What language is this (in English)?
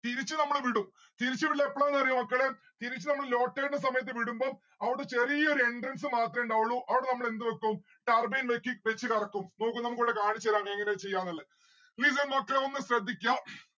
Malayalam